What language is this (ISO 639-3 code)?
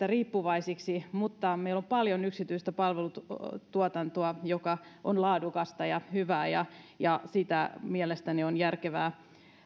fin